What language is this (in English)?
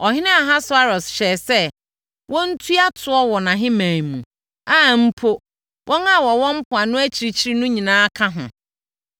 Akan